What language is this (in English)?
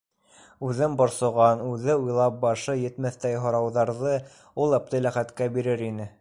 Bashkir